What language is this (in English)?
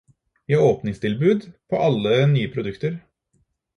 Norwegian Bokmål